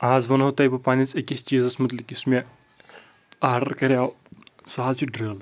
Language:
Kashmiri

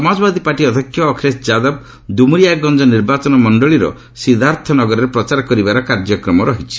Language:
Odia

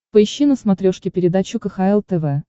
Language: Russian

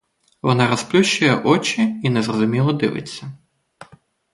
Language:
Ukrainian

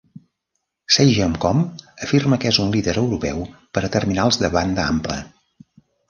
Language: Catalan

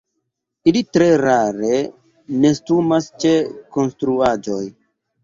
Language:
Esperanto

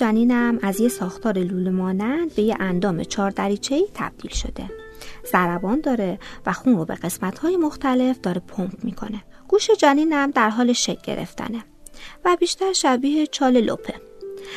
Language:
Persian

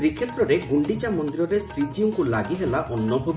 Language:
Odia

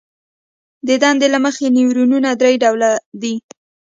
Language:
Pashto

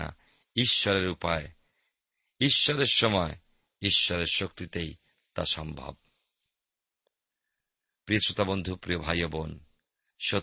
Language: Bangla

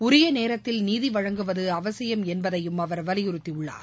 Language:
Tamil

